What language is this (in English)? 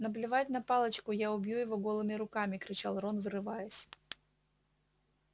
Russian